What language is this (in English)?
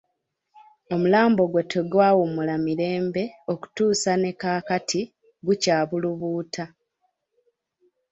Ganda